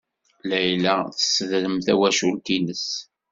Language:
Kabyle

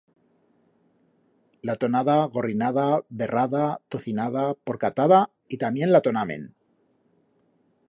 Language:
Aragonese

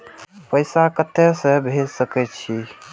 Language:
Maithili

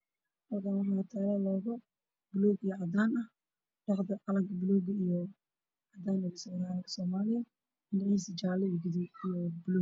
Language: Somali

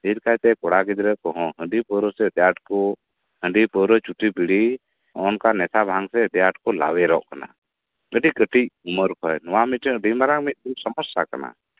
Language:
Santali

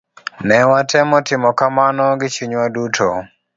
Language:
Luo (Kenya and Tanzania)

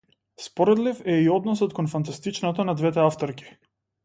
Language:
Macedonian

